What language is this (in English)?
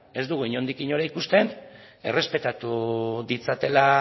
Basque